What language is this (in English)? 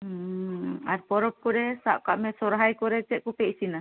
Santali